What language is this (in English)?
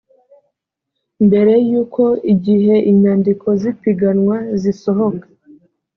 Kinyarwanda